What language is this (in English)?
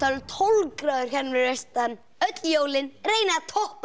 Icelandic